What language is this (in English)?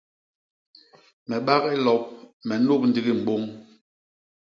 Basaa